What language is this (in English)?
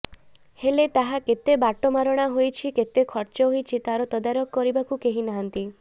Odia